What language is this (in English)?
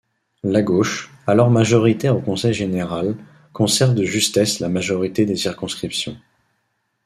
French